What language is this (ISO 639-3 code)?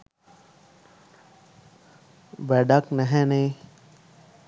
sin